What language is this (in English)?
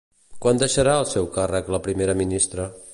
Catalan